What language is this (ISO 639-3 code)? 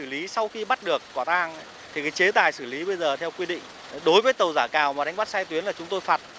vie